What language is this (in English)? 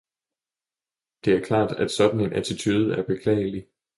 Danish